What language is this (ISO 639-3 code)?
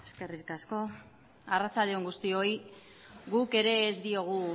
eus